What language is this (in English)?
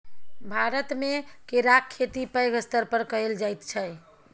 Maithili